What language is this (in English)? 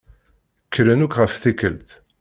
Kabyle